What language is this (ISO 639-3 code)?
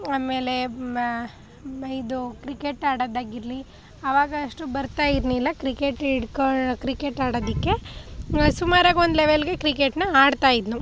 kan